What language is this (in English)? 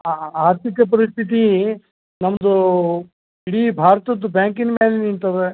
Kannada